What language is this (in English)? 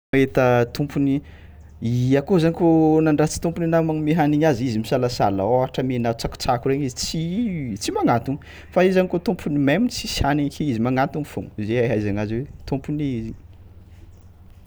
Tsimihety Malagasy